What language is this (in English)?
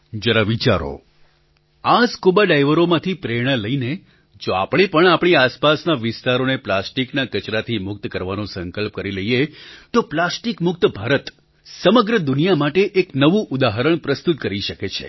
Gujarati